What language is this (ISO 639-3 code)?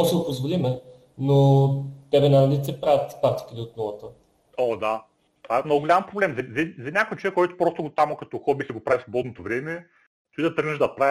bul